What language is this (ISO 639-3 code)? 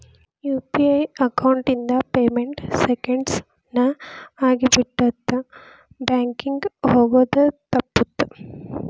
kan